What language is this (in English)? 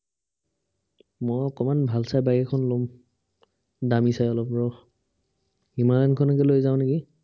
Assamese